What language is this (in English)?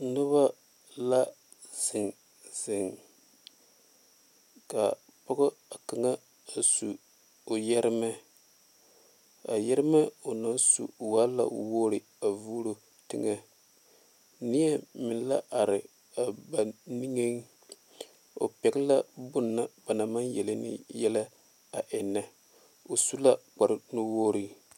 Southern Dagaare